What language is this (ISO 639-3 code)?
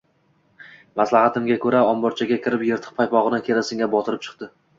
uzb